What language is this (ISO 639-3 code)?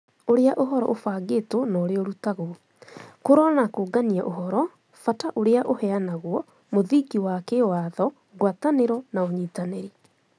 kik